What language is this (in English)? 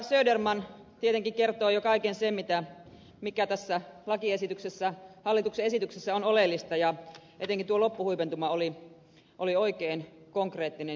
Finnish